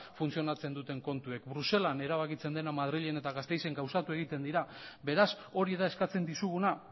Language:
Basque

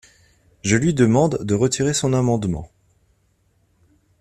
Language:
French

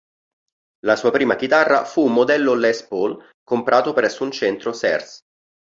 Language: Italian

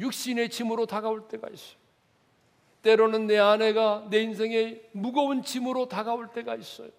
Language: Korean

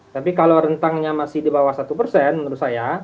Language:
Indonesian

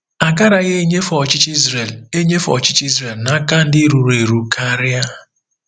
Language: Igbo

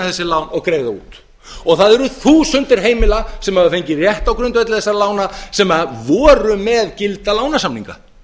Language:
Icelandic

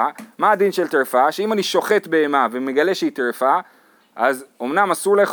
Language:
Hebrew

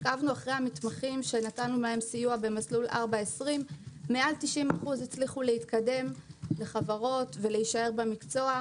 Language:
Hebrew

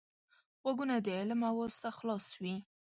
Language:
Pashto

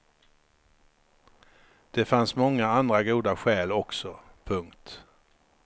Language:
Swedish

